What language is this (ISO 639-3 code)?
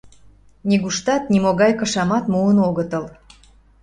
chm